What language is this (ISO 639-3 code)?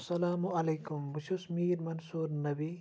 kas